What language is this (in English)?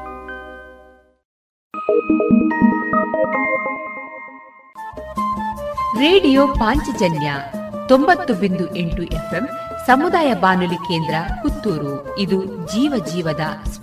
Kannada